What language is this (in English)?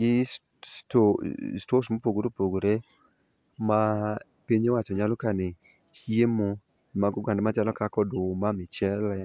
Luo (Kenya and Tanzania)